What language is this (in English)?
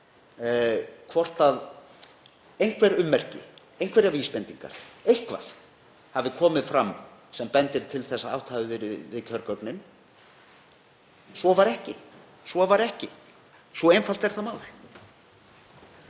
Icelandic